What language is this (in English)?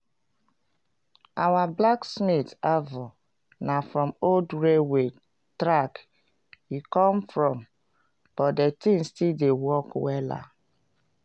Nigerian Pidgin